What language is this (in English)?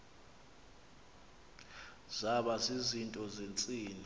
Xhosa